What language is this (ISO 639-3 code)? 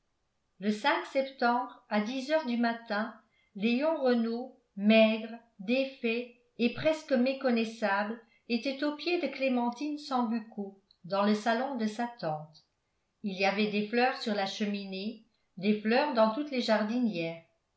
fra